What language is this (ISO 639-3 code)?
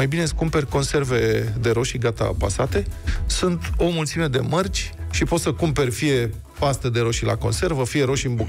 ron